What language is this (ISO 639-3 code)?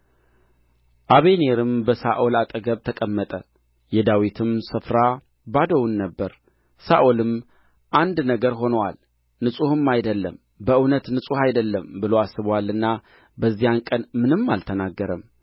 amh